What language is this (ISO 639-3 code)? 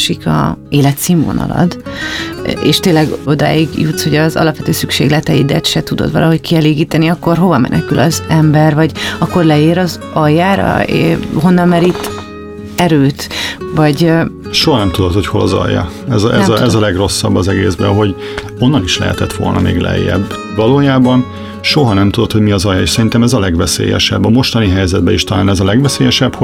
hun